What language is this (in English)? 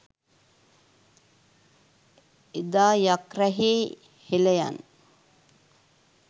Sinhala